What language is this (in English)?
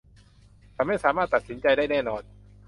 Thai